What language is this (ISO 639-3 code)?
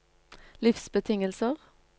nor